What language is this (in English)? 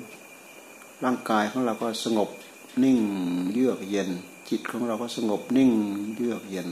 Thai